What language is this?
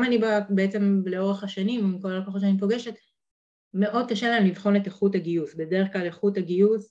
Hebrew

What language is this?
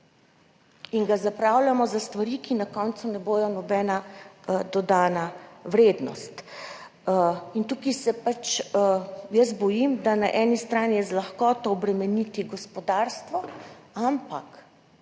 Slovenian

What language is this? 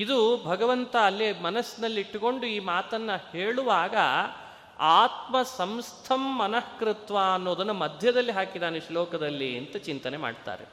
Kannada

